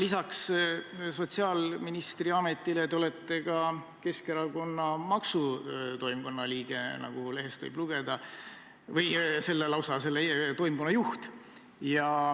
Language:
Estonian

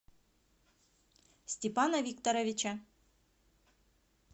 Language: Russian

